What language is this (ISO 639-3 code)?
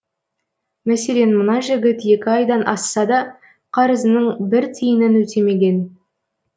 kaz